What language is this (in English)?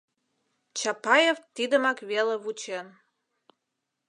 Mari